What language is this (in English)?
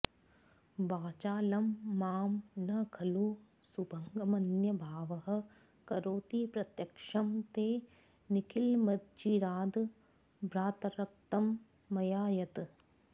Sanskrit